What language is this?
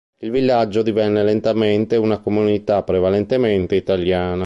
Italian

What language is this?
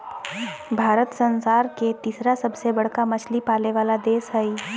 Magahi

